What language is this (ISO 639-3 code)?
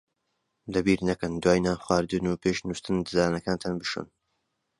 ckb